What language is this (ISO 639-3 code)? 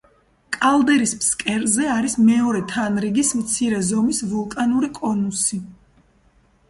kat